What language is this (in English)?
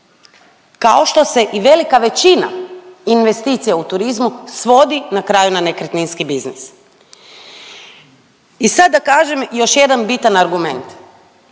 Croatian